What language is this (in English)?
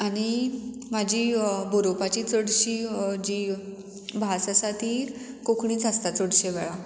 Konkani